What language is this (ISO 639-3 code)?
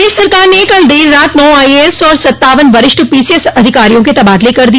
hin